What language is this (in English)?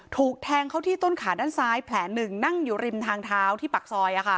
Thai